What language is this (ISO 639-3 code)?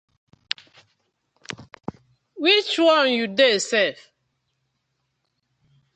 pcm